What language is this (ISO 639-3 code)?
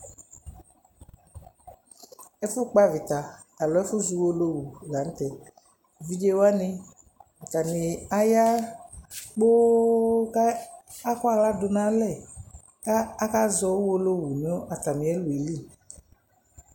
kpo